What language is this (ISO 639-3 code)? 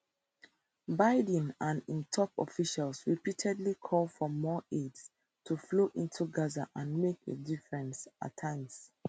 pcm